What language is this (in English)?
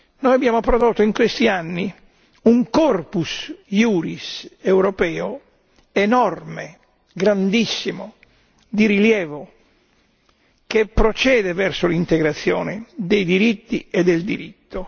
Italian